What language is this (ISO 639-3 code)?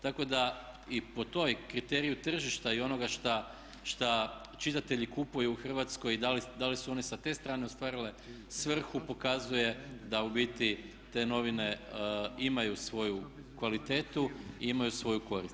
hrv